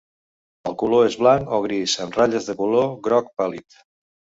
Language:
Catalan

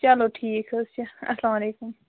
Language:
Kashmiri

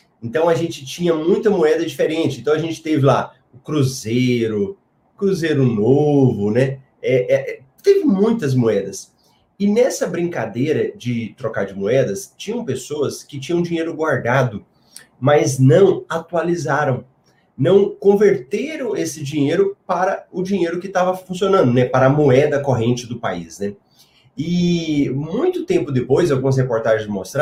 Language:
Portuguese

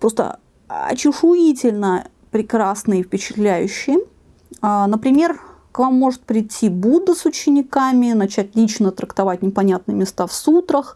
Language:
Russian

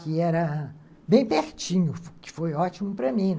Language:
Portuguese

